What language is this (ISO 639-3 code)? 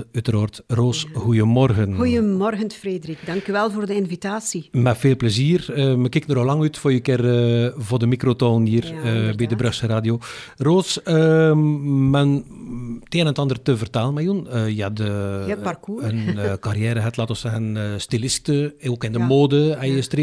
nld